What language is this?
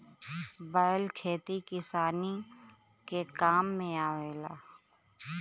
Bhojpuri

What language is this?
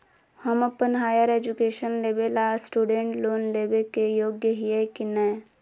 Magahi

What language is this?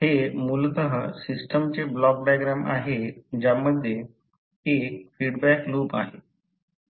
Marathi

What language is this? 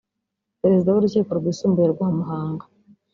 Kinyarwanda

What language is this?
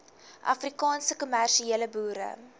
Afrikaans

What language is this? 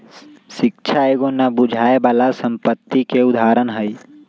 Magahi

